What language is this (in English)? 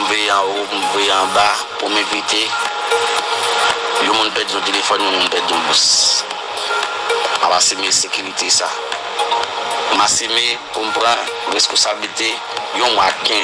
French